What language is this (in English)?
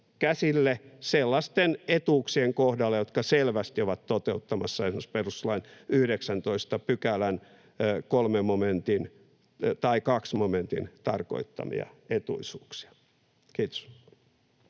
Finnish